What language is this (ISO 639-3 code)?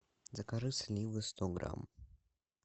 rus